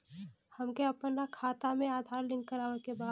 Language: Bhojpuri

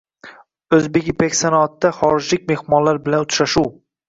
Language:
Uzbek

